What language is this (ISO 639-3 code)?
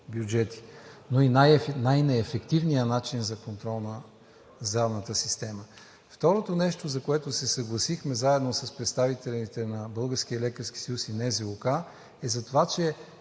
bul